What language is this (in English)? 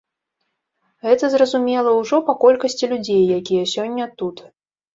Belarusian